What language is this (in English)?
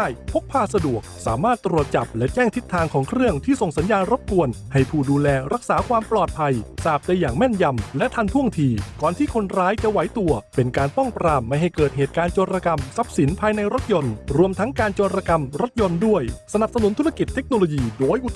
Thai